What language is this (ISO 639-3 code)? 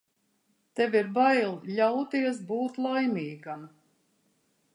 lav